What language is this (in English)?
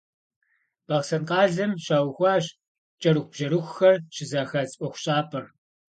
Kabardian